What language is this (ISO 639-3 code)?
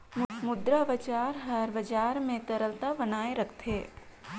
hne